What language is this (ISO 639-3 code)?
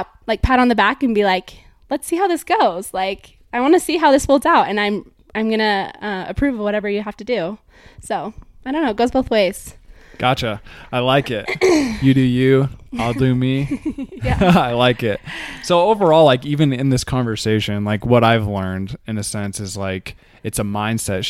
eng